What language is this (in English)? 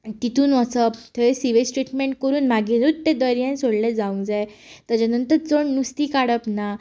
Konkani